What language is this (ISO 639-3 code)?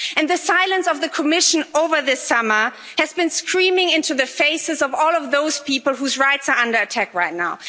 eng